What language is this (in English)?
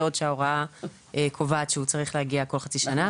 Hebrew